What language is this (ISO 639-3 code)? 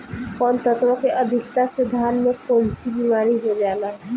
bho